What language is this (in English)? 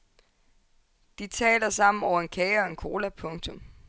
Danish